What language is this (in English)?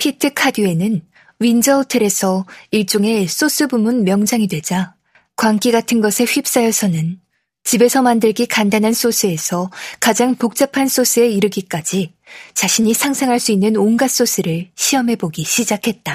Korean